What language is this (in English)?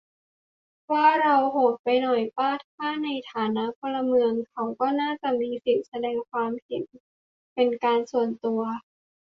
Thai